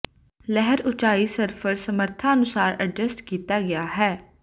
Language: Punjabi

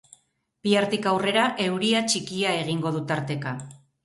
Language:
Basque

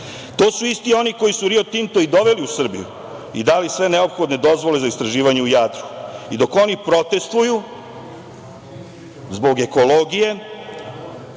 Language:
Serbian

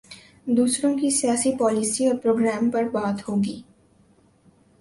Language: Urdu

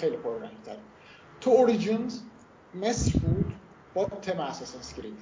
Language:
Persian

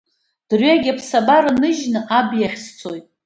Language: Abkhazian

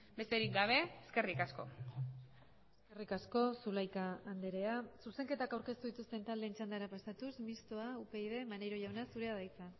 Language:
Basque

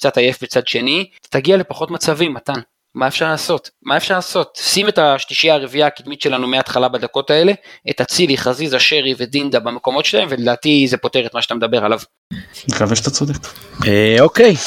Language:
Hebrew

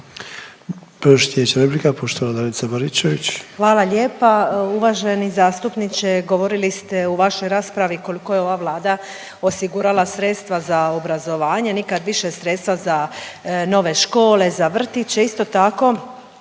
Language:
Croatian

